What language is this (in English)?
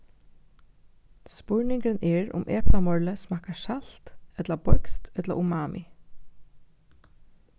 Faroese